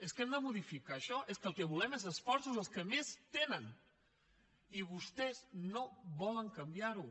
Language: Catalan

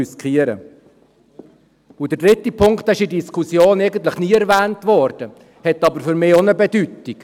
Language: Swiss German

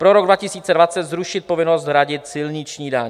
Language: Czech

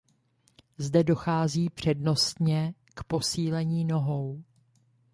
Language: Czech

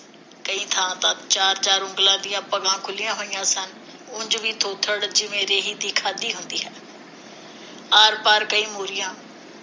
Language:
Punjabi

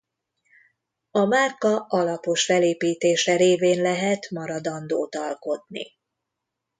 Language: Hungarian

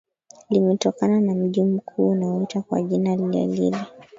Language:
Swahili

